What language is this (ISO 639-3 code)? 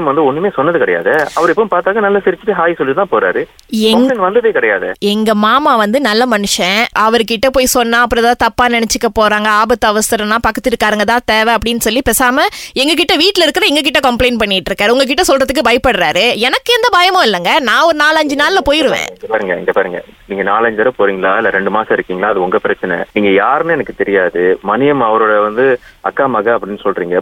tam